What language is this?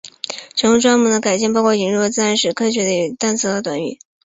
Chinese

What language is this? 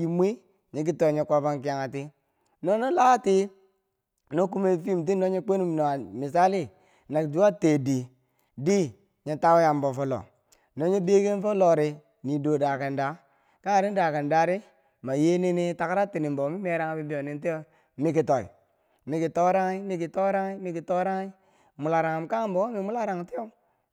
Bangwinji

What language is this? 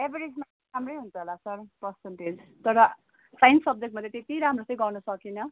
Nepali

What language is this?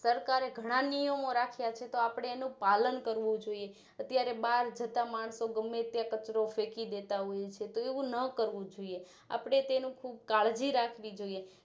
Gujarati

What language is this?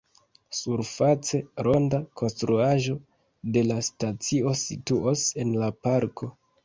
Esperanto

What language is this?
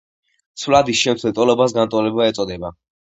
Georgian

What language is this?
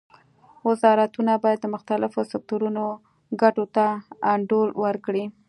Pashto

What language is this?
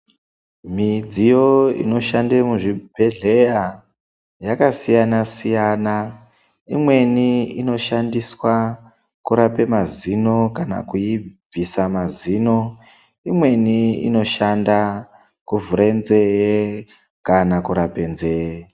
Ndau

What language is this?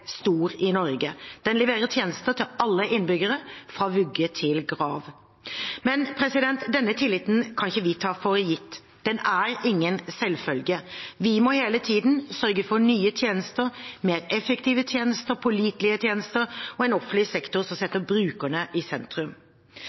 Norwegian Bokmål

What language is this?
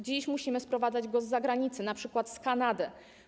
Polish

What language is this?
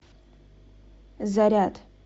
Russian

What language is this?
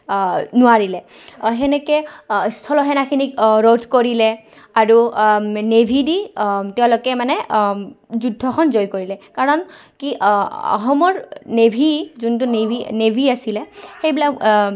Assamese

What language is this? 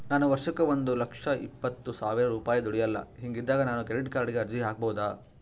Kannada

